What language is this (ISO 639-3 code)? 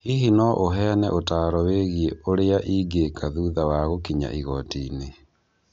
kik